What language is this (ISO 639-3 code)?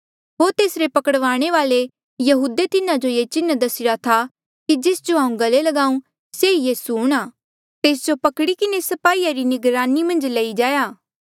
mjl